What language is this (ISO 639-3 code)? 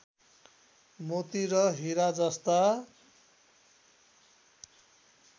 nep